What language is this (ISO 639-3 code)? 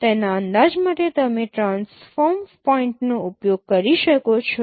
guj